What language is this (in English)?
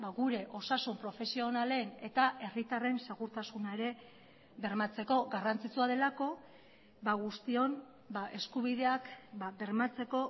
Basque